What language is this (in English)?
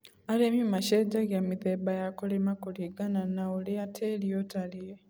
Kikuyu